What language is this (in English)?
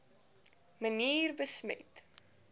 Afrikaans